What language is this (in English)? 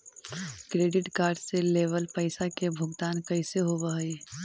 Magahi